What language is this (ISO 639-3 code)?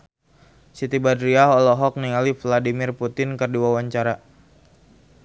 sun